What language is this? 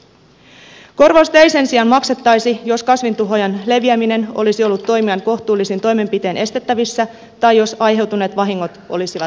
Finnish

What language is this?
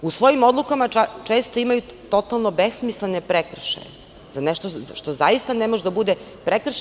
Serbian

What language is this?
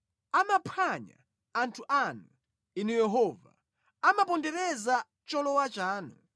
Nyanja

